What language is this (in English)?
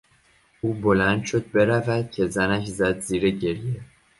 Persian